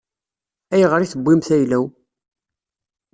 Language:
Kabyle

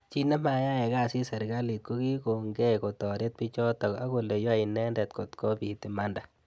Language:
Kalenjin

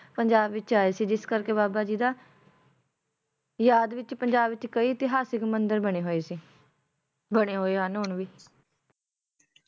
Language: Punjabi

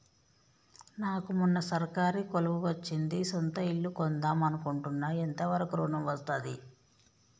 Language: Telugu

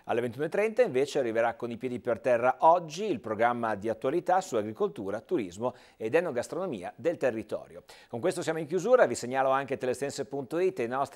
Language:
Italian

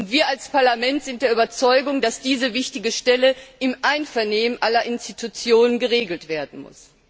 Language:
German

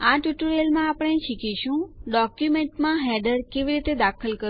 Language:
Gujarati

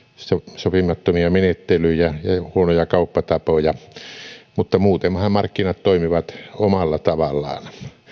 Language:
Finnish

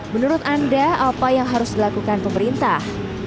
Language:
Indonesian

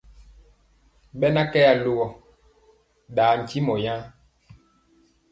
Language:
Mpiemo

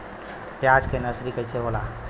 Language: Bhojpuri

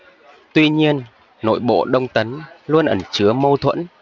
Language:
Vietnamese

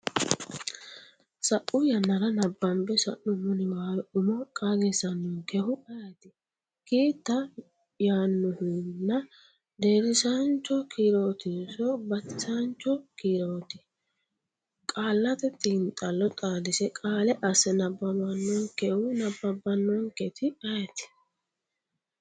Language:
Sidamo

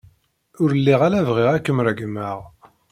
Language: Kabyle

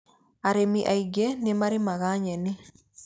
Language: Kikuyu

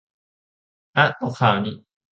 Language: Thai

